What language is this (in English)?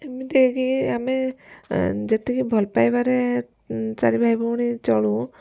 Odia